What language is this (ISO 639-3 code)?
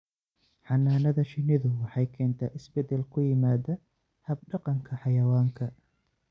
som